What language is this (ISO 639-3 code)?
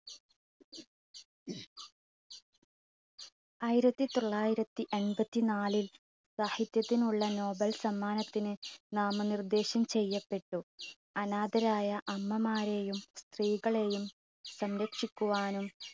mal